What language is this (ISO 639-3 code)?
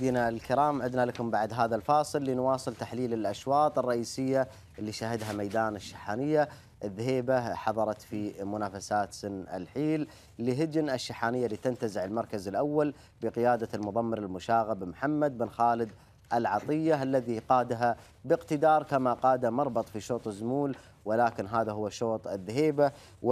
ara